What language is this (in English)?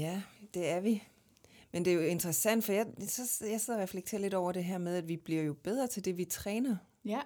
Danish